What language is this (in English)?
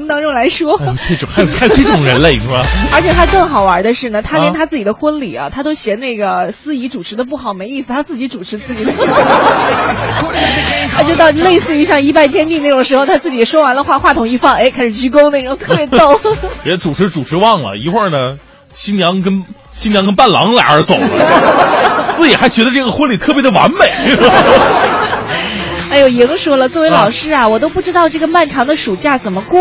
Chinese